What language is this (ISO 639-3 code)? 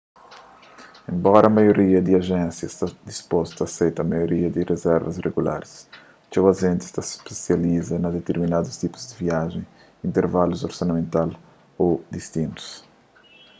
kea